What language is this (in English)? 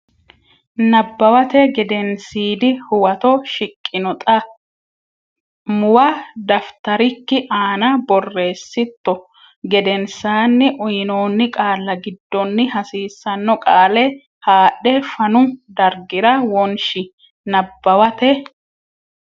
Sidamo